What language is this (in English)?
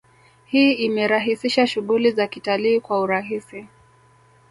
Swahili